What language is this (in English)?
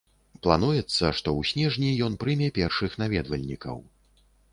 Belarusian